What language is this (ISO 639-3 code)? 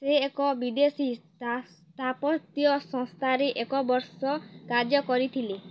ori